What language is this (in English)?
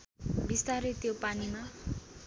Nepali